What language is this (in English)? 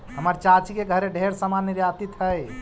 Magahi